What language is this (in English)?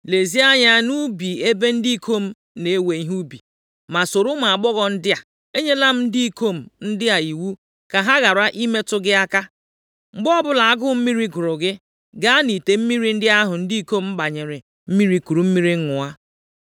Igbo